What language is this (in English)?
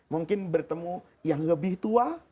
Indonesian